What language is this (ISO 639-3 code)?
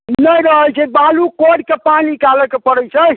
mai